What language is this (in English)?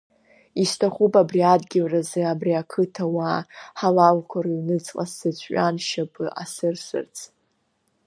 Abkhazian